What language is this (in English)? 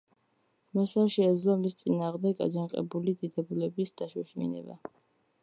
Georgian